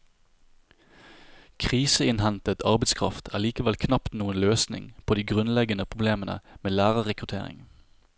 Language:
Norwegian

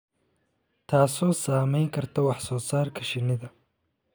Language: Somali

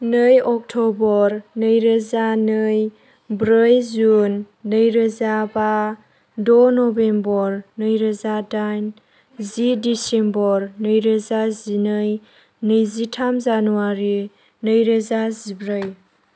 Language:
Bodo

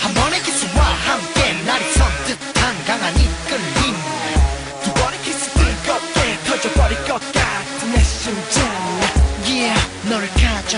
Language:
Vietnamese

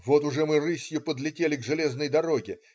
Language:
Russian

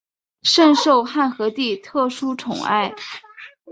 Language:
Chinese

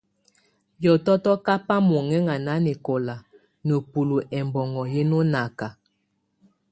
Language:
Tunen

